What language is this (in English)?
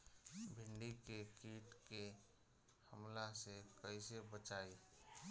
Bhojpuri